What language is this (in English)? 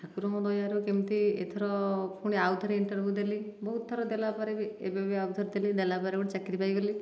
Odia